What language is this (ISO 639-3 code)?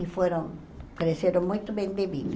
por